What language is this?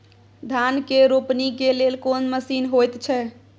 Maithili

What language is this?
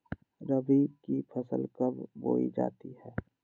Magahi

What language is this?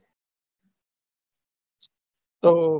Gujarati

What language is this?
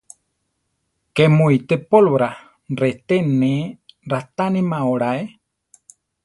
Central Tarahumara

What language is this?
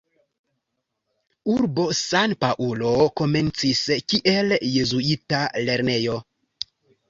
Esperanto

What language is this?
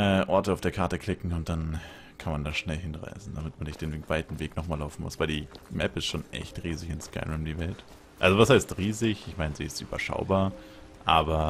German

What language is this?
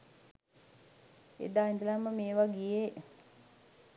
Sinhala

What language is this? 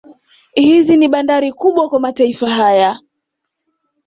Swahili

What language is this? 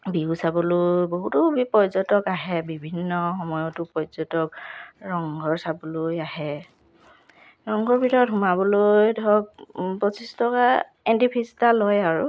Assamese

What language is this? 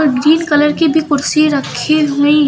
Hindi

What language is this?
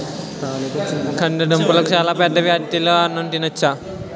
Telugu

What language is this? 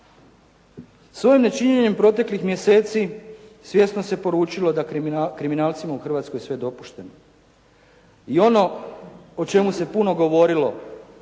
Croatian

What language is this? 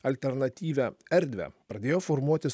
Lithuanian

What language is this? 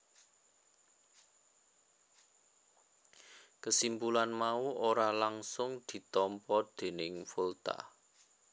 Javanese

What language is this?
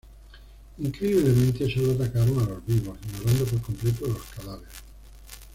Spanish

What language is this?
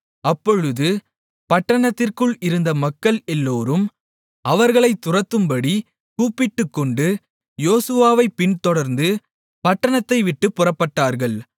Tamil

